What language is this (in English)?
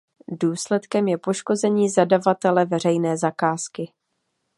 Czech